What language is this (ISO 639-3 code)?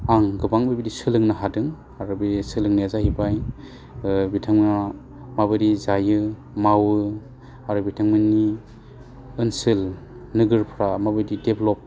brx